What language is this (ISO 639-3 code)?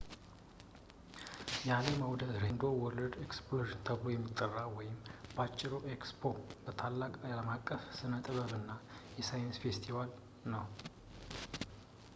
amh